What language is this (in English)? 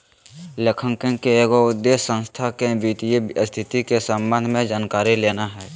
Magahi